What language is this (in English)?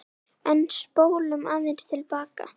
Icelandic